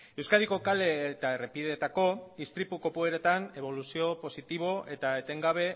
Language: Basque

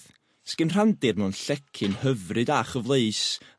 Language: Welsh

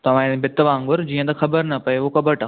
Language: Sindhi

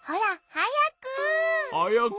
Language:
Japanese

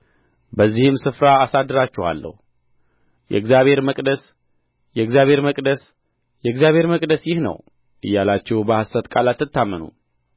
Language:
Amharic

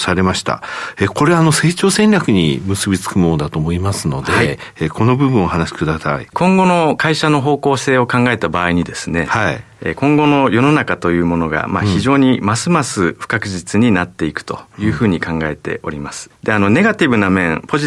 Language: Japanese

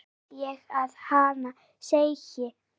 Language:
Icelandic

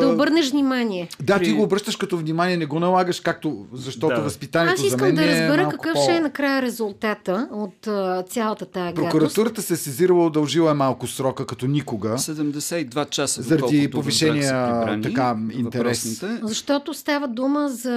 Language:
Bulgarian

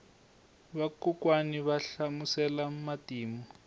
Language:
Tsonga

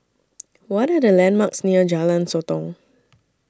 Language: English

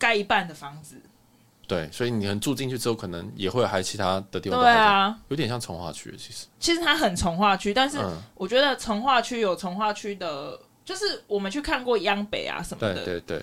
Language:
Chinese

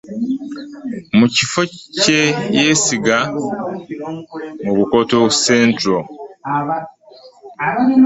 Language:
Ganda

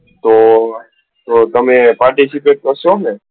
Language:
Gujarati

